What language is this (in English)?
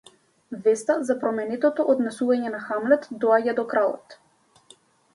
Macedonian